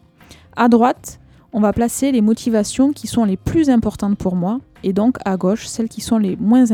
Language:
French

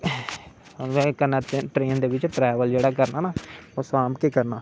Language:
Dogri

